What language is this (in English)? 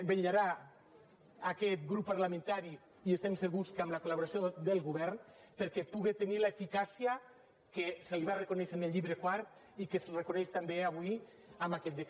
Catalan